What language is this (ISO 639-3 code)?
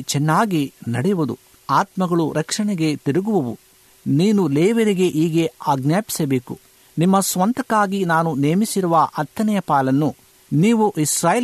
kan